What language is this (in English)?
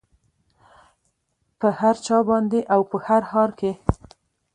Pashto